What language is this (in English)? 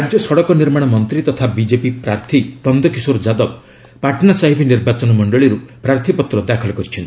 Odia